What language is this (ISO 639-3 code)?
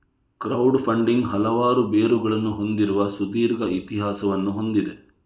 kan